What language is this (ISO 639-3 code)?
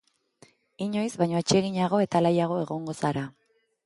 eus